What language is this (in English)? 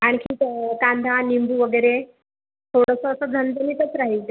Marathi